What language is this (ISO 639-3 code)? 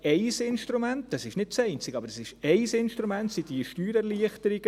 gsw